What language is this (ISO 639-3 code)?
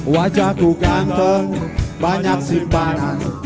ind